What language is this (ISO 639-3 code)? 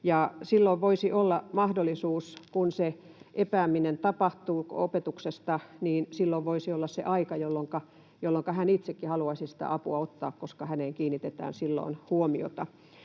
fin